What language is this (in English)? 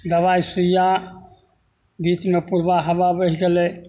Maithili